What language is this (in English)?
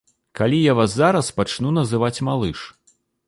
Belarusian